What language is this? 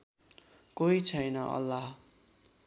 Nepali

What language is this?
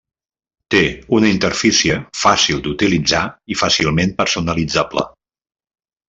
Catalan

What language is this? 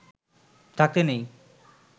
Bangla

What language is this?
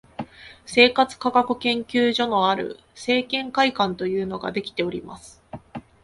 Japanese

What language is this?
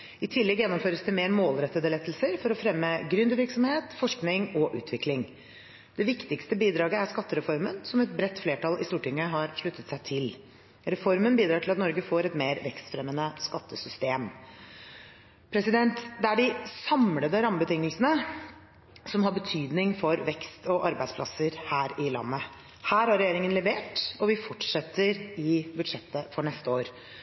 Norwegian Bokmål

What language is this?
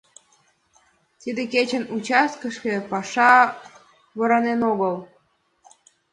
Mari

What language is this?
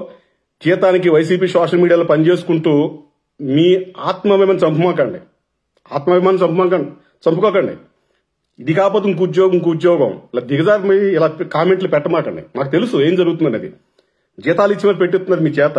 Telugu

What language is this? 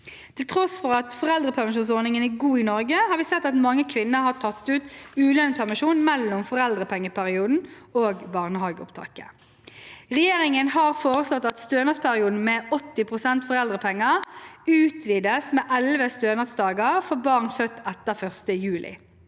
Norwegian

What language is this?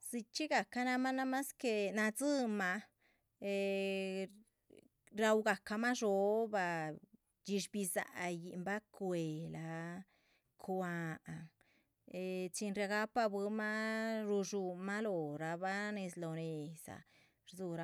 Chichicapan Zapotec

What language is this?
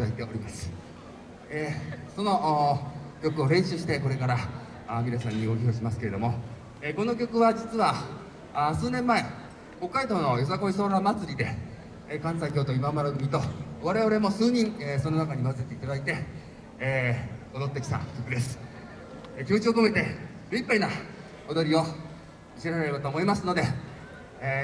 Japanese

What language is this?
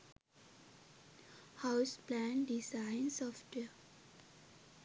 Sinhala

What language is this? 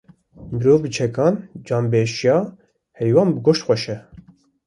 Kurdish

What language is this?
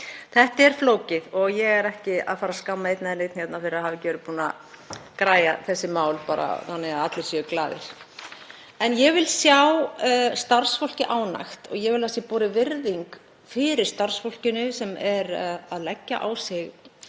Icelandic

